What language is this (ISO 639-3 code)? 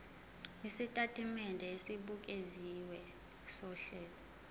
zul